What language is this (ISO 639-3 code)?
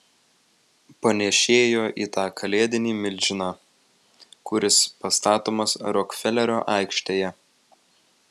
lit